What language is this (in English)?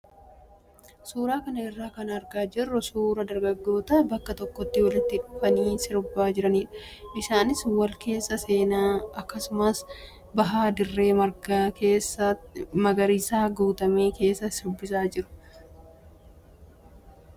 Oromo